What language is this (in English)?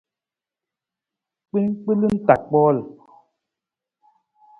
Nawdm